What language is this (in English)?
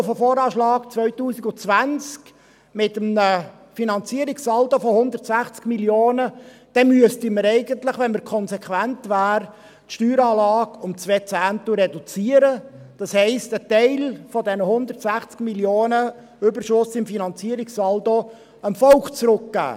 Swiss German